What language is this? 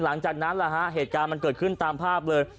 Thai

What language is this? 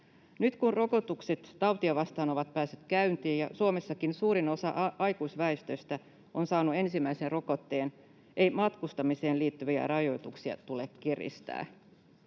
Finnish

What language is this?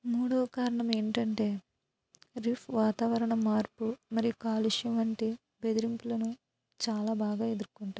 Telugu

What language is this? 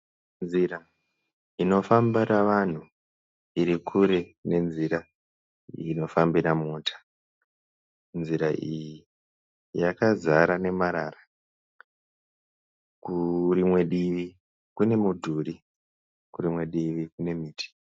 Shona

